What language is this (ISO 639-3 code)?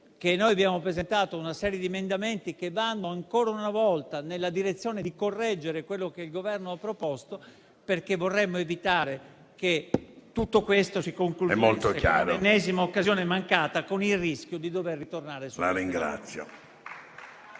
ita